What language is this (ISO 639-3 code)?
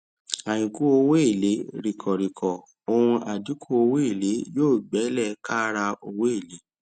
yor